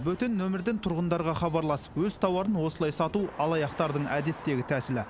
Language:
Kazakh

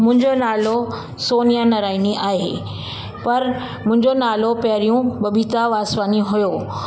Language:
Sindhi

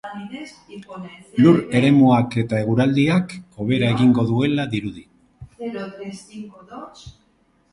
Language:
Basque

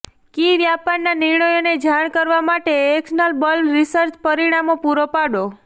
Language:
Gujarati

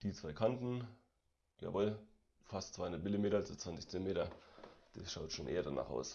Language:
German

